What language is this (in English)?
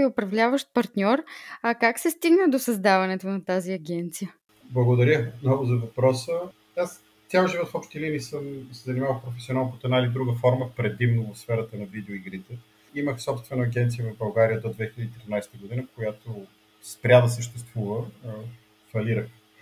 Bulgarian